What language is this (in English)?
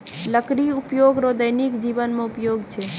Maithili